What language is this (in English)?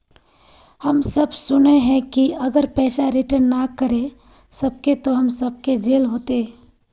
Magahi